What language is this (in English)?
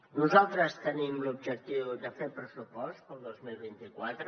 Catalan